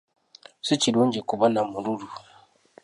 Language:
Ganda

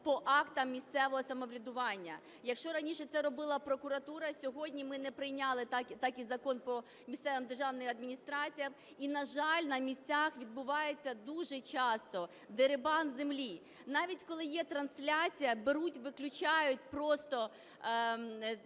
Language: Ukrainian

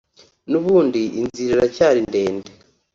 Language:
Kinyarwanda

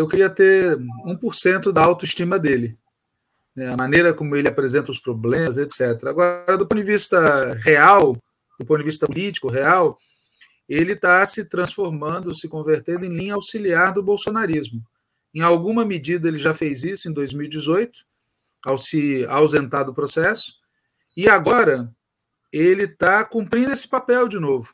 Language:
Portuguese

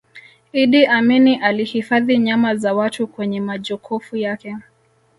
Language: Swahili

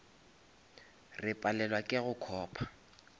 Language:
Northern Sotho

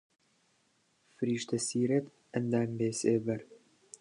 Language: Central Kurdish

